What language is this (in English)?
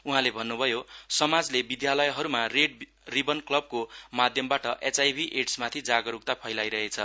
Nepali